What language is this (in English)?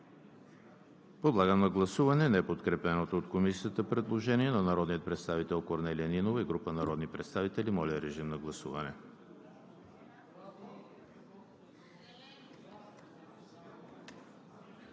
Bulgarian